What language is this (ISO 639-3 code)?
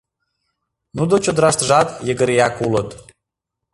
chm